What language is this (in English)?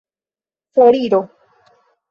Esperanto